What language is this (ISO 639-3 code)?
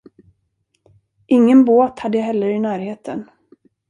swe